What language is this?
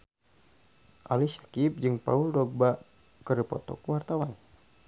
Sundanese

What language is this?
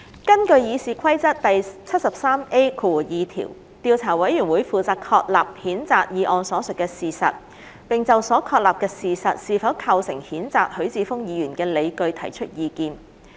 Cantonese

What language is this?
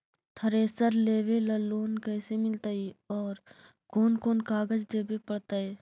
Magahi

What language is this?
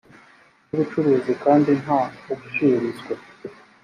Kinyarwanda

